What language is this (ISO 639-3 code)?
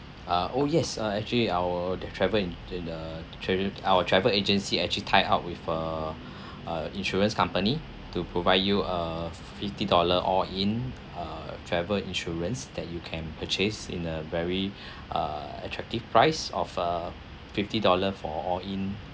eng